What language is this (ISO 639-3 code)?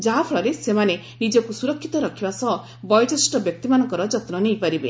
ori